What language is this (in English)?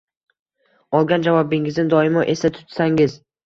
Uzbek